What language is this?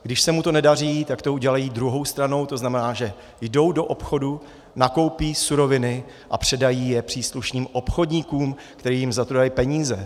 Czech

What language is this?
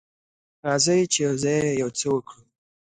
Pashto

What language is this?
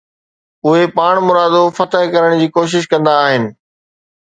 Sindhi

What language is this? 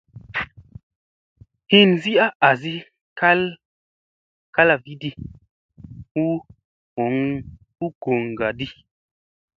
Musey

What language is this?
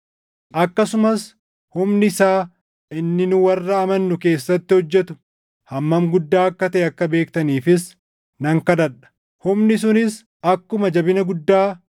Oromo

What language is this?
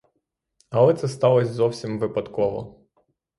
Ukrainian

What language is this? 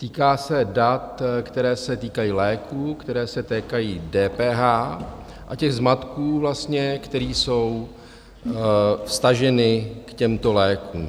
Czech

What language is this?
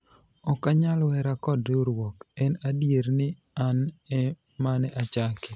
Luo (Kenya and Tanzania)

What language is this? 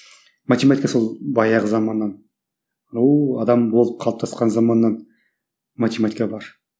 Kazakh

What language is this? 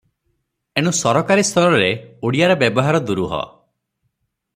Odia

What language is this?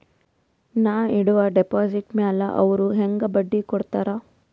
Kannada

